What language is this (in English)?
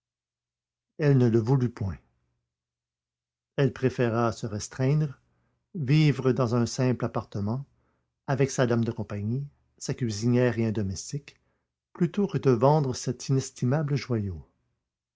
French